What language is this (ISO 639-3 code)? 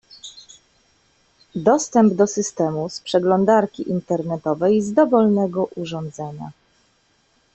pol